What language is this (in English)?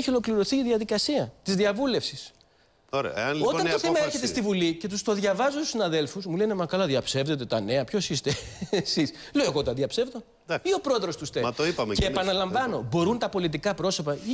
Greek